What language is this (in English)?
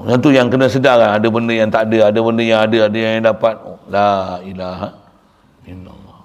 Malay